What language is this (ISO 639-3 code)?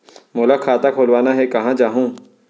hne